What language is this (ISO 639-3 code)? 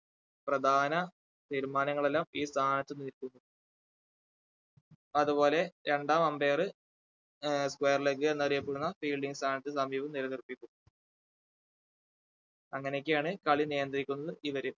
mal